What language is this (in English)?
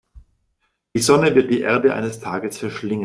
German